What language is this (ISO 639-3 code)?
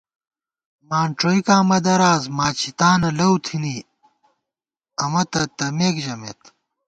gwt